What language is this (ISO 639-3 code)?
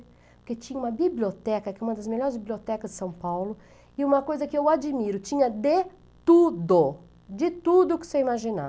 por